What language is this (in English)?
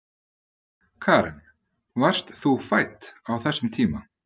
Icelandic